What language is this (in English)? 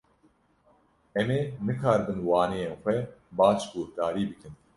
Kurdish